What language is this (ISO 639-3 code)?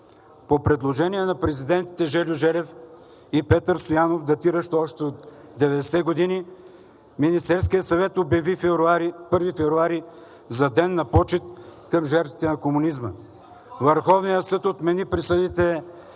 bul